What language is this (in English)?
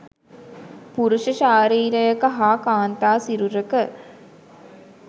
Sinhala